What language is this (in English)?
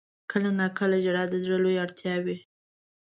Pashto